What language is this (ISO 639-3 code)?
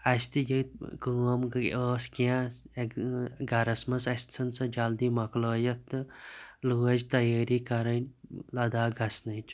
kas